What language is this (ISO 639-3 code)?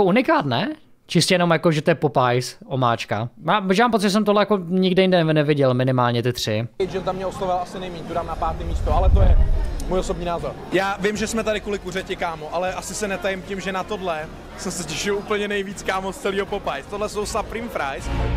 ces